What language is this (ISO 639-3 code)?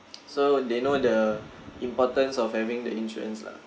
eng